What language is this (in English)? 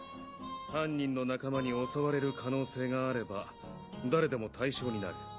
Japanese